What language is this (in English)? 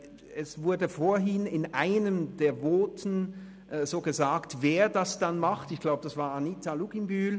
Swiss German